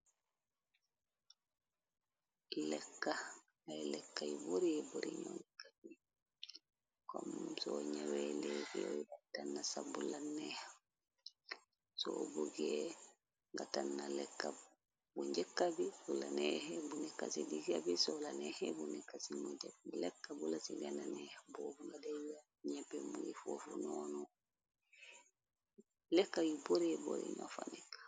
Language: Wolof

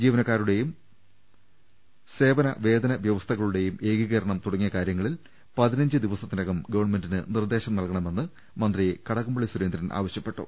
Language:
Malayalam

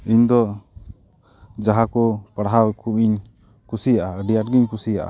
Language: Santali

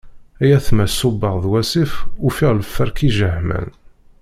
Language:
Kabyle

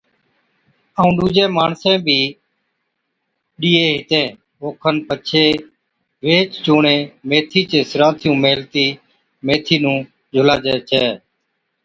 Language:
Od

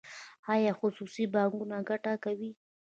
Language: Pashto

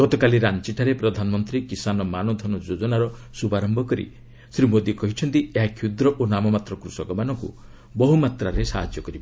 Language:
Odia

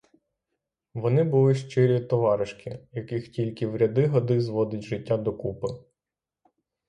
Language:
Ukrainian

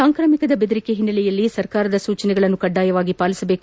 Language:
Kannada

